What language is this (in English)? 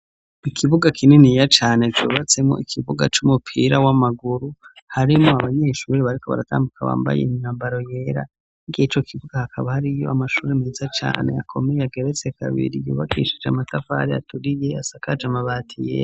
Rundi